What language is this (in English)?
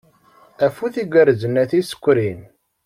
Kabyle